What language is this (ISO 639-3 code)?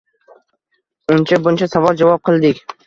uzb